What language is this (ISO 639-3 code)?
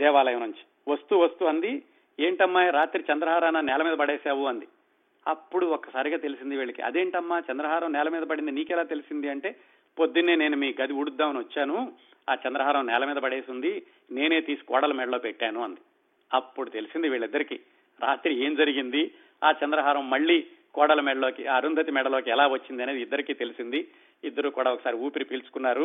tel